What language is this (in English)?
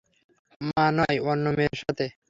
Bangla